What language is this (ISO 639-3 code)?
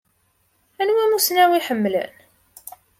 kab